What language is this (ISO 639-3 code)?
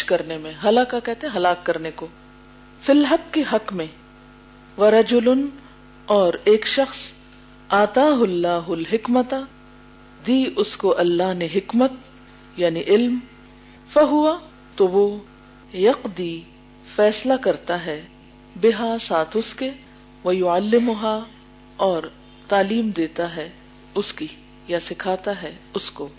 urd